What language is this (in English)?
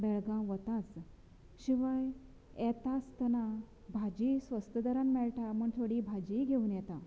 Konkani